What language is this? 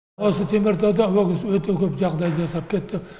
Kazakh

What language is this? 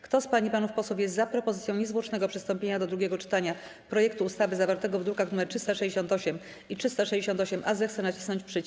Polish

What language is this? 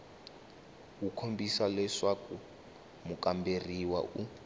Tsonga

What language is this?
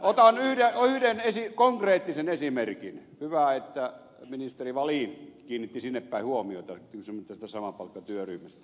Finnish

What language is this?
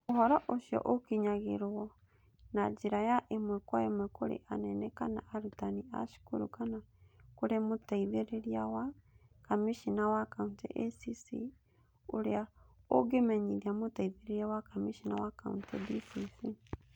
Kikuyu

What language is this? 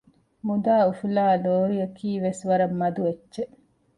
Divehi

